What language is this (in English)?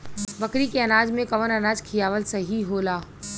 Bhojpuri